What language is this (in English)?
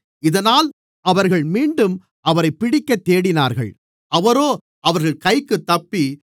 Tamil